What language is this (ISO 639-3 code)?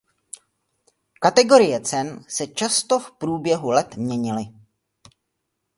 ces